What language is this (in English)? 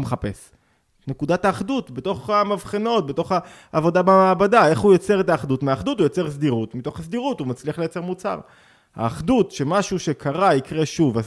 Hebrew